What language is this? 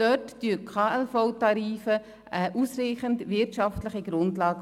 Swiss German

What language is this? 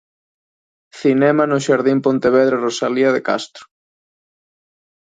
Galician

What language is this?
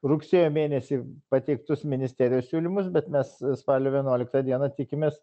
Lithuanian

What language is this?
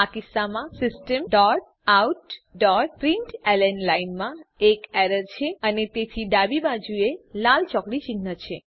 Gujarati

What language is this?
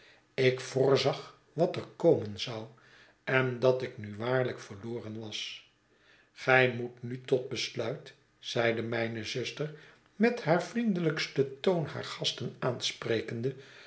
Dutch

